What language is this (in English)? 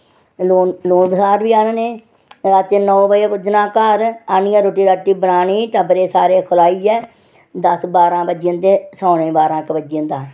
Dogri